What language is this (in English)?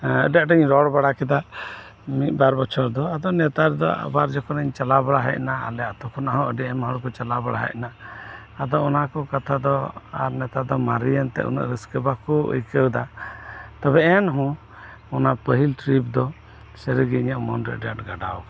Santali